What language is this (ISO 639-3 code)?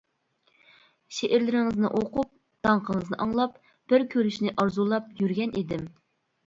uig